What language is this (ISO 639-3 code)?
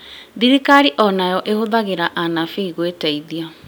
kik